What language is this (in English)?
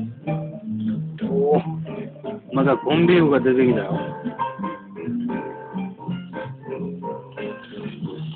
Japanese